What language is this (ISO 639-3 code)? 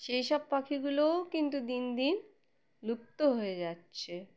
ben